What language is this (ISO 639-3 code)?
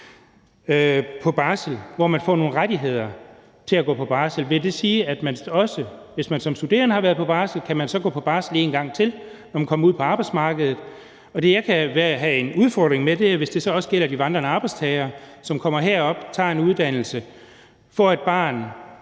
dan